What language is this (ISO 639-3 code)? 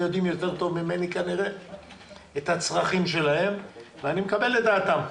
heb